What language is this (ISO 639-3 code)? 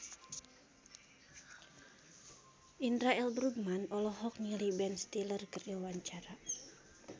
sun